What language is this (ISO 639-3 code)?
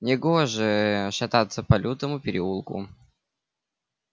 rus